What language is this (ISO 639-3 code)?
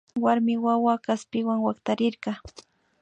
qvi